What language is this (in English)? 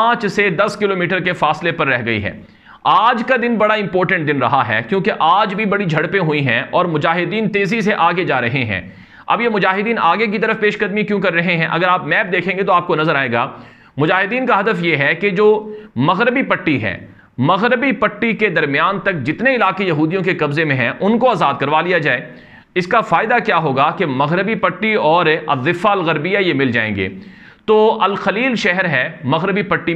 Hindi